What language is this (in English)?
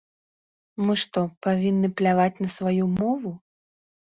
Belarusian